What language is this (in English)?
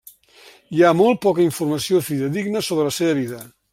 Catalan